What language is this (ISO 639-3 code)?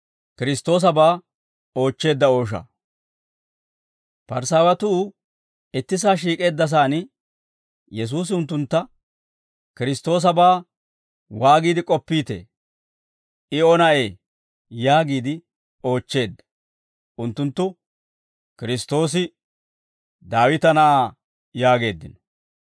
dwr